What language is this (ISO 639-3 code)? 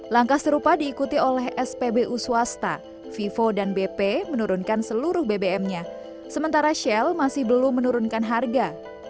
ind